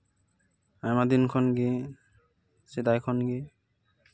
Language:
Santali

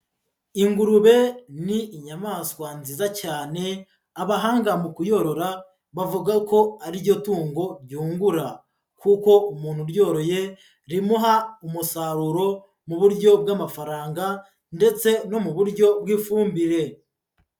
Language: Kinyarwanda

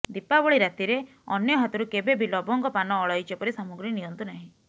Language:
Odia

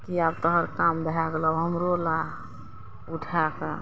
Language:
Maithili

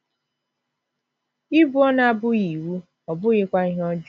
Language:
Igbo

